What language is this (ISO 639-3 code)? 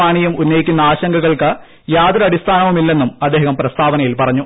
mal